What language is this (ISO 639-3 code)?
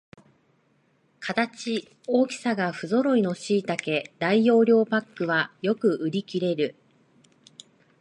jpn